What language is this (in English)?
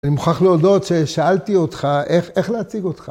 Hebrew